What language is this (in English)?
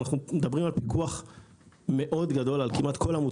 Hebrew